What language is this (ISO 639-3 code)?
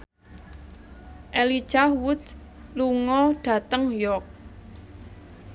jav